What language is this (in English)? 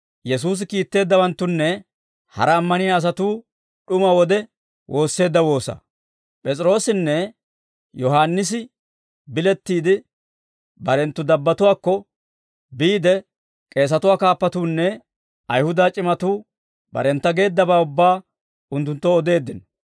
Dawro